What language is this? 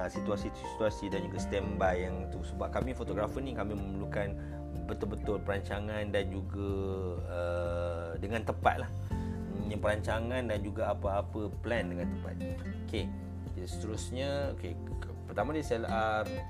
Malay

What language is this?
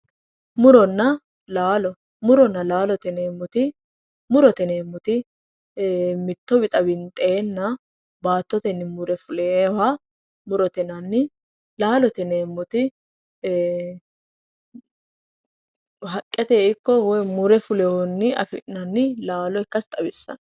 Sidamo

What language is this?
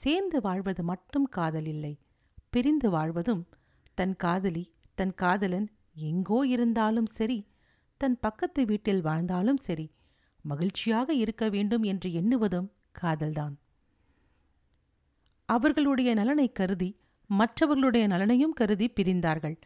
Tamil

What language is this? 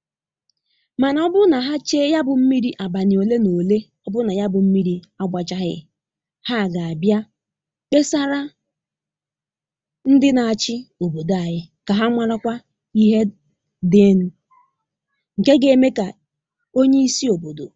Igbo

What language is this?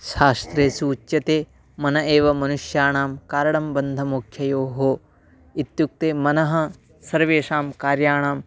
Sanskrit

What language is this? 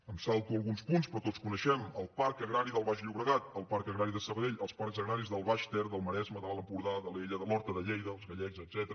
Catalan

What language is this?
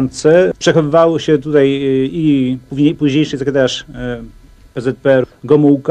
Polish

